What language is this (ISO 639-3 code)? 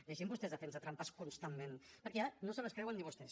cat